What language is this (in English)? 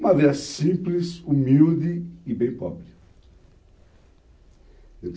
Portuguese